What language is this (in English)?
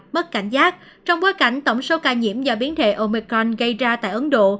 Vietnamese